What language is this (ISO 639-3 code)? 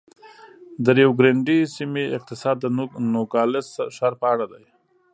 pus